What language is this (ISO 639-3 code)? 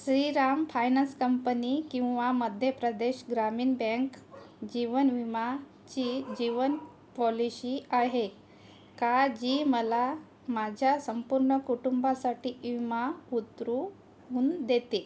mar